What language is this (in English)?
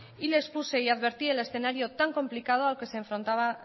Spanish